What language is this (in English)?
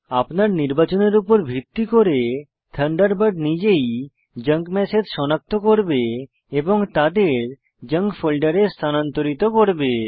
Bangla